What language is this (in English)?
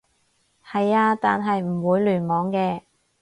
Cantonese